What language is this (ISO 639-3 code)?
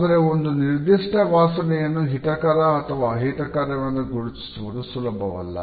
kan